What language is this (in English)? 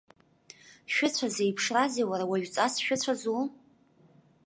Abkhazian